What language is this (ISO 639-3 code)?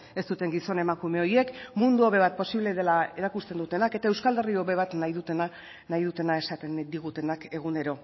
eus